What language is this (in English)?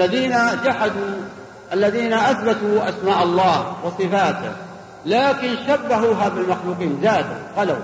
Arabic